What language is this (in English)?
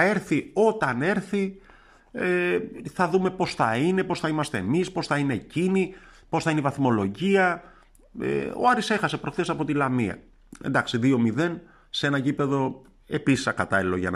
Greek